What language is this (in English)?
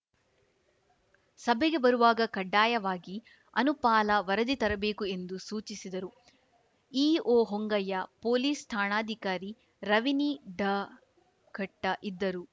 Kannada